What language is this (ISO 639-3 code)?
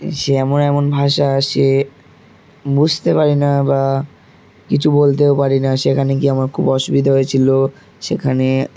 ben